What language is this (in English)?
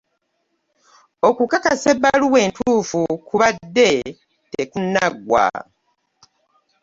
Ganda